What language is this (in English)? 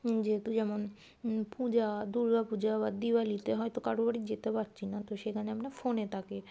Bangla